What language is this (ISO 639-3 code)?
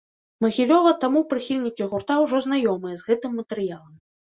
bel